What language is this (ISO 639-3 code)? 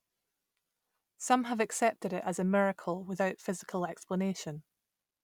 eng